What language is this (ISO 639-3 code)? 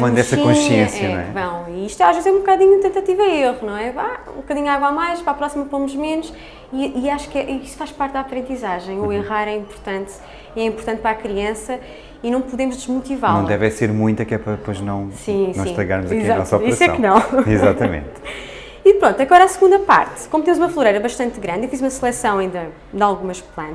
por